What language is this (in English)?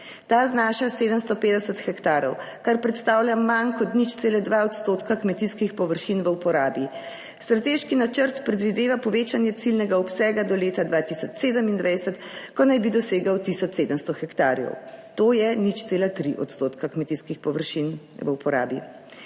Slovenian